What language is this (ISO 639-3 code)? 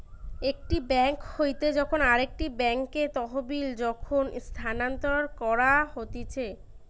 ben